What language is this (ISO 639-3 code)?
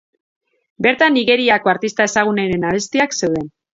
eus